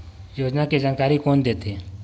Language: Chhattisgarhi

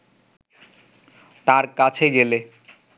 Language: Bangla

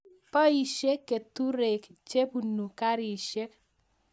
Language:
Kalenjin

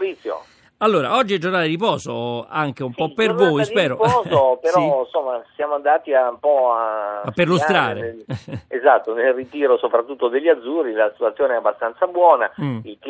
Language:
Italian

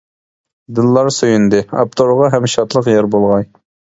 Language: Uyghur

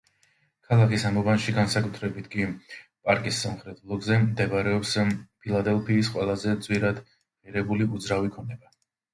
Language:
Georgian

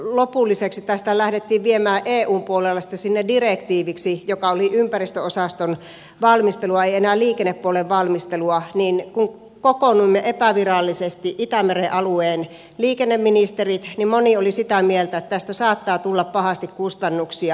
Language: Finnish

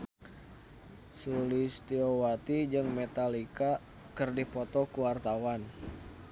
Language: Sundanese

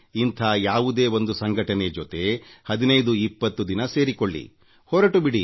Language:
Kannada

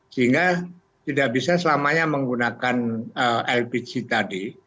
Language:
Indonesian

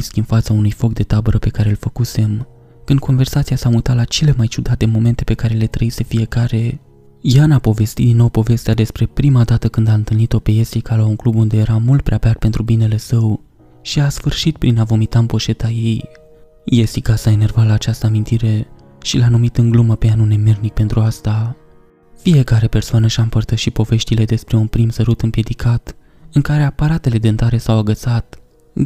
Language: Romanian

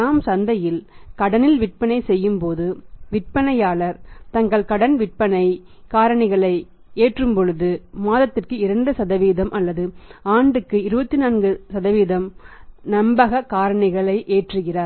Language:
Tamil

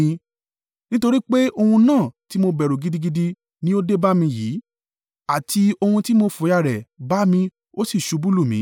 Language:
Yoruba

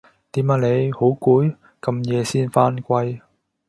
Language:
Cantonese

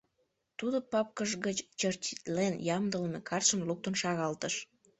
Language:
Mari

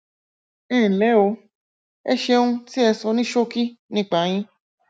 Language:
Yoruba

